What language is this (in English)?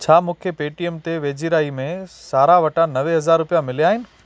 Sindhi